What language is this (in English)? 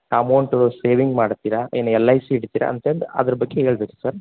Kannada